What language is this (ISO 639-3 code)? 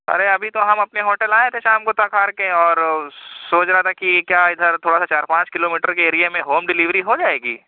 urd